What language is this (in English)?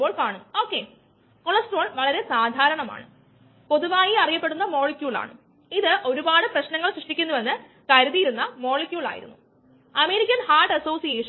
Malayalam